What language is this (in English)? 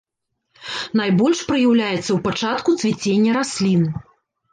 Belarusian